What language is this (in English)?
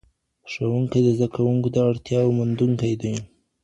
Pashto